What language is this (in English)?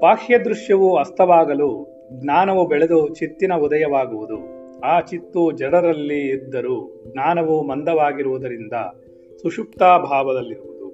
Kannada